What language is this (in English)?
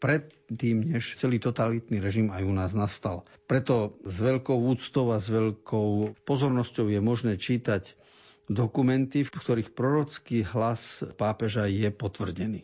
Slovak